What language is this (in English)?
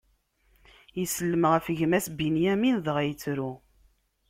Kabyle